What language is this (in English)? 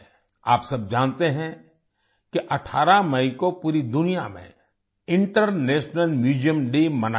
Hindi